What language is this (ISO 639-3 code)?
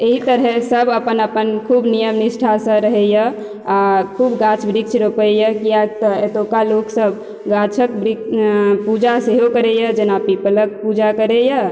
mai